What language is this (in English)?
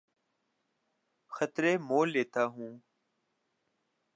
Urdu